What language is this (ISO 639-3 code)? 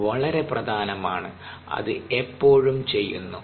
mal